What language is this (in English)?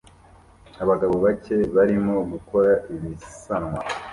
Kinyarwanda